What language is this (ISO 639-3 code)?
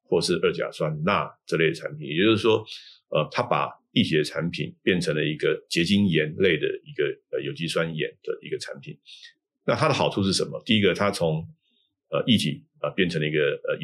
zho